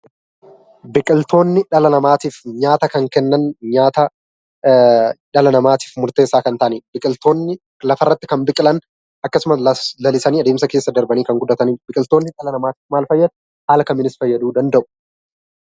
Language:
Oromo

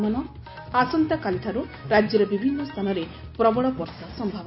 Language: Odia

